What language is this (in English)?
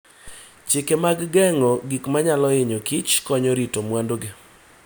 Luo (Kenya and Tanzania)